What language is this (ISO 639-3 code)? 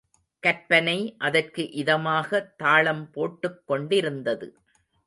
tam